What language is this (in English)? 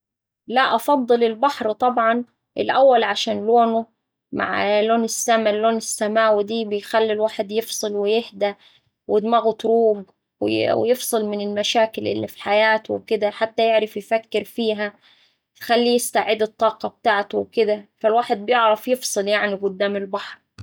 Saidi Arabic